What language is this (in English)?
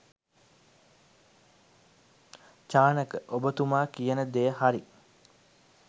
Sinhala